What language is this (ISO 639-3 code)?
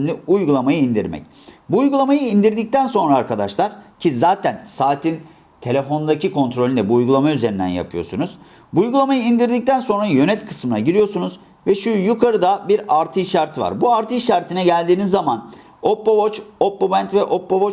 tur